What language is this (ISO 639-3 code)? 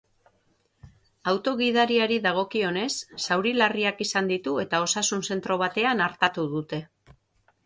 eus